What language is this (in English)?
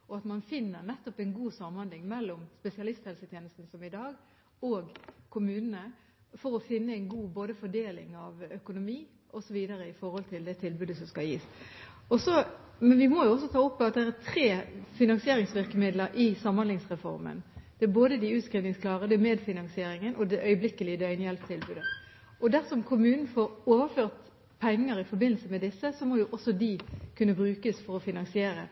Norwegian Bokmål